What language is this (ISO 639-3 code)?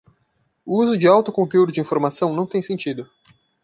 por